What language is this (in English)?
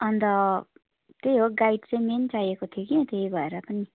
Nepali